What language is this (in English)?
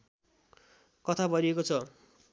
Nepali